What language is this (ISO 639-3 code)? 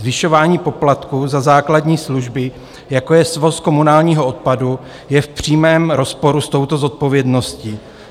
ces